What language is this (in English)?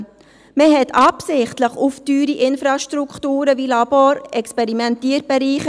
Swiss German